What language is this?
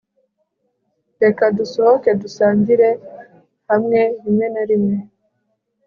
Kinyarwanda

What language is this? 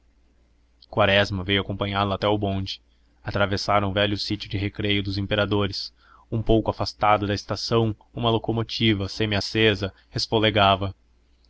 Portuguese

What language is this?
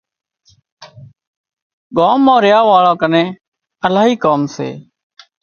Wadiyara Koli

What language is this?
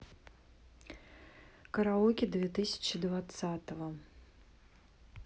Russian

